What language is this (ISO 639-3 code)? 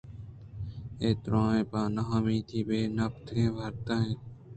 bgp